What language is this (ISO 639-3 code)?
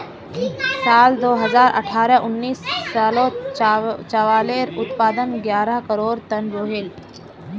mag